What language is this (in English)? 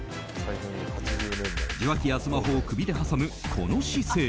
Japanese